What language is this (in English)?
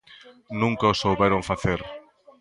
Galician